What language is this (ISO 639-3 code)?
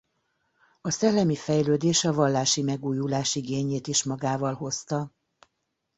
hun